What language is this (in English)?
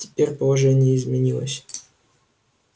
Russian